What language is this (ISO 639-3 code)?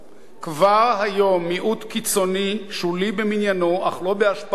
heb